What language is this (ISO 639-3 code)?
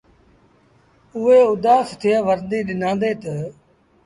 sbn